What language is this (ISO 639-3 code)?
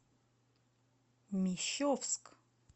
rus